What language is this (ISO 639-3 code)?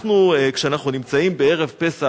heb